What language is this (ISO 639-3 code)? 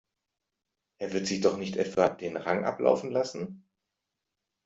deu